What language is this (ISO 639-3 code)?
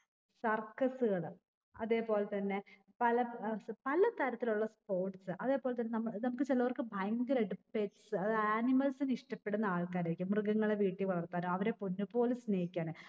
mal